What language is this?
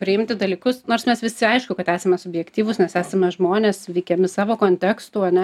Lithuanian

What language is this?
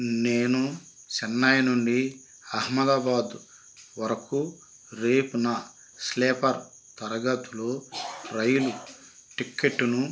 Telugu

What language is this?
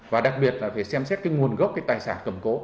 Vietnamese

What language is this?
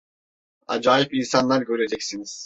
Turkish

